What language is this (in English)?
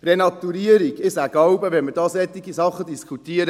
Swiss German